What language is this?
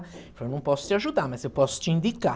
Portuguese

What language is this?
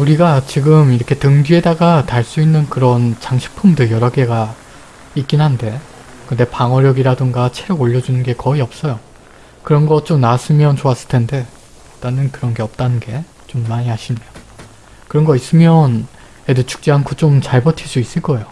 Korean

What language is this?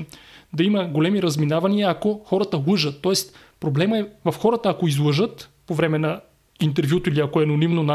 Bulgarian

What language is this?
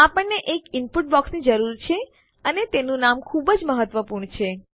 Gujarati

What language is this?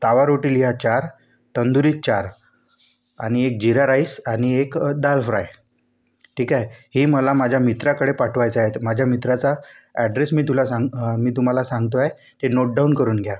Marathi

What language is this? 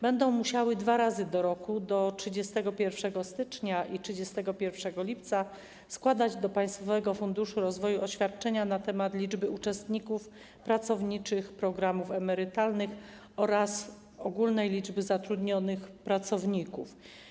Polish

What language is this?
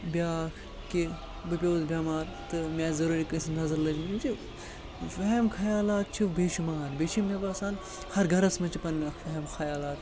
Kashmiri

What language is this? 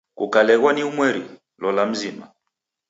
Taita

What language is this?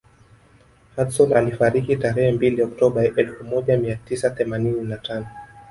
Swahili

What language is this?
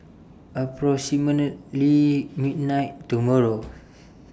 English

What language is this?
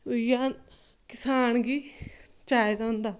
Dogri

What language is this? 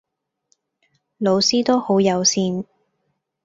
Cantonese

